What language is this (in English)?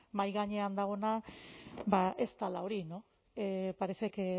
Basque